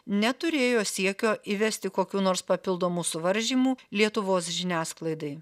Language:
Lithuanian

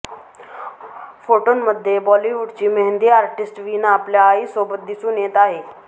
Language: Marathi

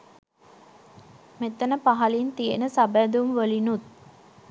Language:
Sinhala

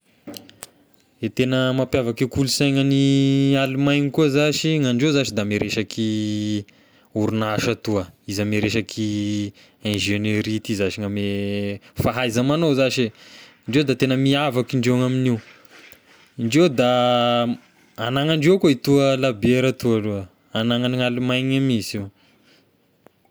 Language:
Tesaka Malagasy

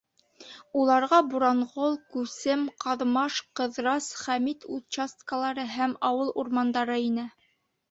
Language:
Bashkir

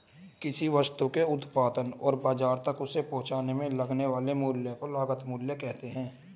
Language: Hindi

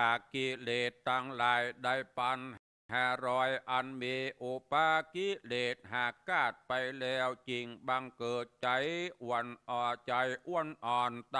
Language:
Thai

